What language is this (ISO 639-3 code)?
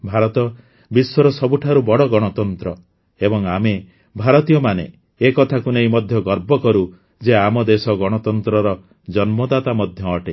ori